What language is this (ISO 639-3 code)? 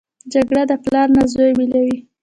pus